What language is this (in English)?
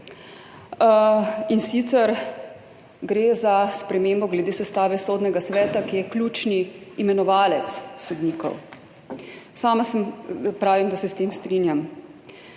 Slovenian